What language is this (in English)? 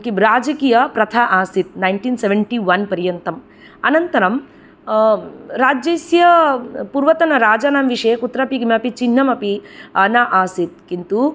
Sanskrit